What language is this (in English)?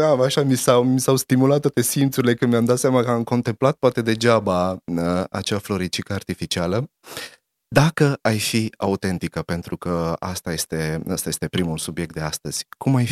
Romanian